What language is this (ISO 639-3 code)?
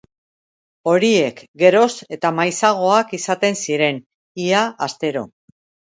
eus